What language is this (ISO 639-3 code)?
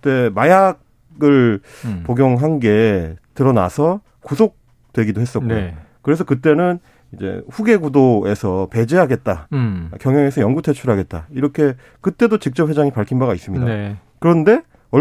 kor